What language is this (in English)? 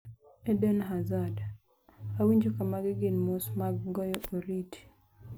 Luo (Kenya and Tanzania)